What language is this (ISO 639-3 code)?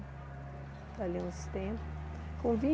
por